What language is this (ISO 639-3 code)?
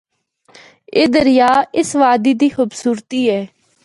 hno